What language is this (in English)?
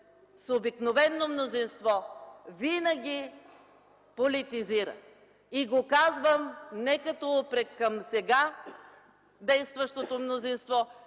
Bulgarian